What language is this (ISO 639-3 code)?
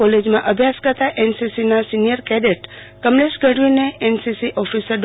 guj